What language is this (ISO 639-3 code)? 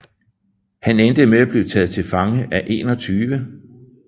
dan